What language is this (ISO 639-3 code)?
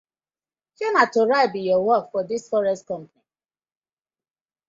pcm